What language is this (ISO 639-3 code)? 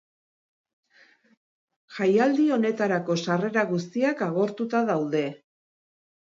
eus